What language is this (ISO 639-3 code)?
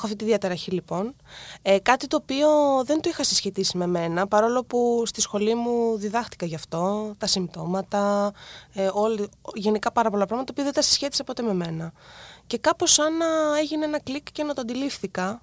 ell